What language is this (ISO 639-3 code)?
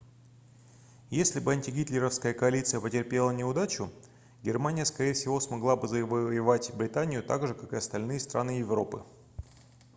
rus